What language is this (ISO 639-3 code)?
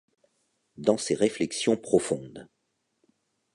fra